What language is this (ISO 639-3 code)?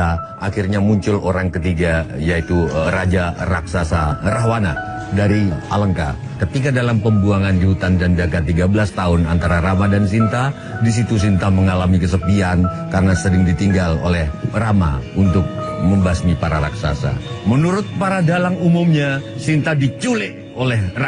ind